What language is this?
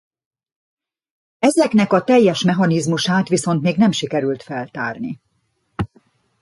Hungarian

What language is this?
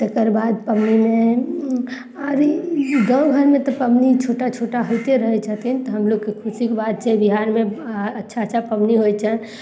Maithili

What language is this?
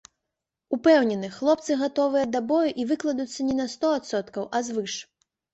Belarusian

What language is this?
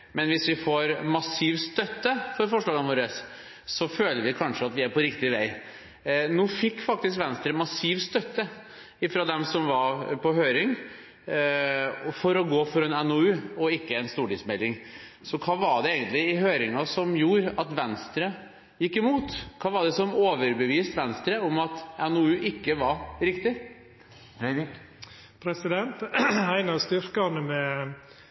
Norwegian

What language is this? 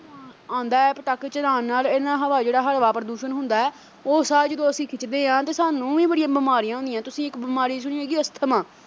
Punjabi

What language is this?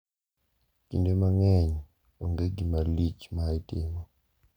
Luo (Kenya and Tanzania)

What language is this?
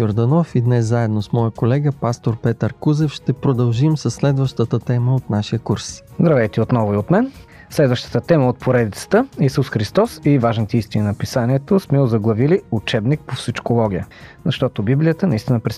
Bulgarian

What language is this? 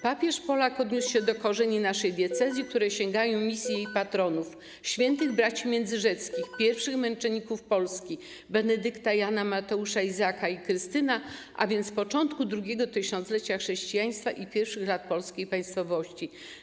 Polish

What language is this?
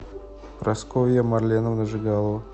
Russian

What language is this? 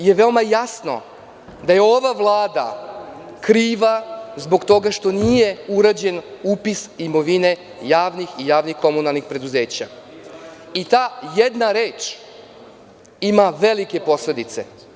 Serbian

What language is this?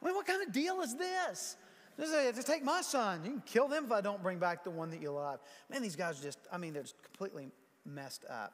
English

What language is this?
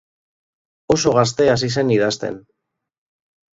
Basque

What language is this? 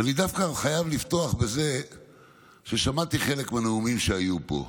Hebrew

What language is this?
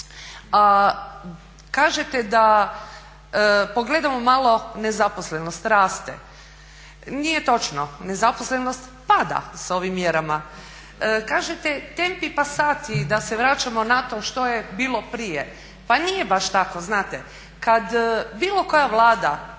Croatian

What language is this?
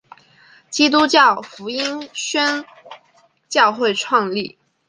Chinese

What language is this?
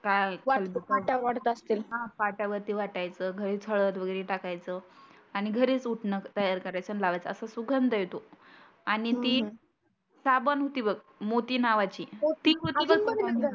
Marathi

